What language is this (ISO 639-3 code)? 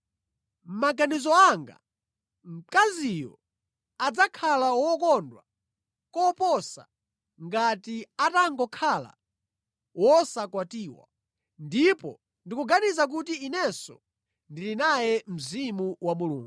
nya